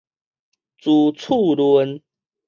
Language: Min Nan Chinese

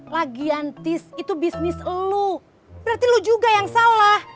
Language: Indonesian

